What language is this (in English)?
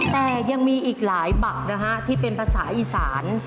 Thai